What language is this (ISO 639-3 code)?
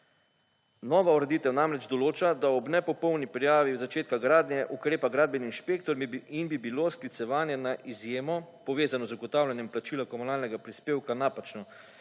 slv